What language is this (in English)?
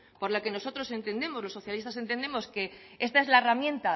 Spanish